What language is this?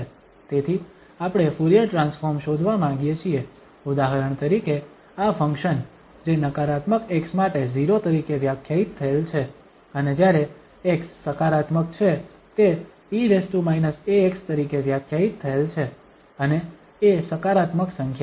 Gujarati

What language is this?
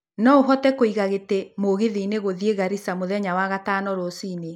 Kikuyu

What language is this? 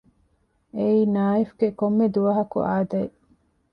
Divehi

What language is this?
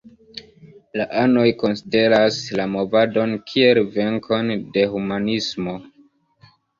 Esperanto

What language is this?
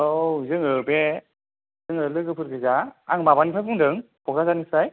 Bodo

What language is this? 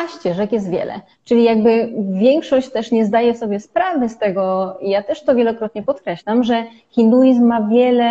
Polish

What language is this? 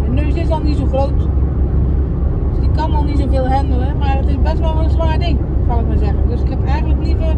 Dutch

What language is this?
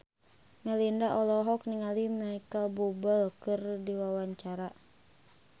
Sundanese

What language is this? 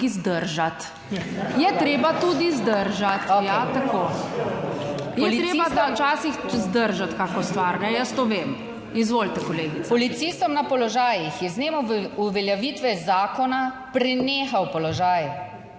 Slovenian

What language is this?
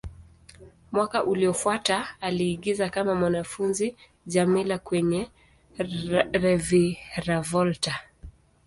Swahili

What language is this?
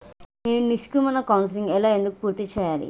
Telugu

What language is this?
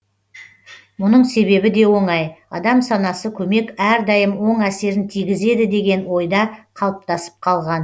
Kazakh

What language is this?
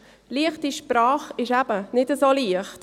Swiss German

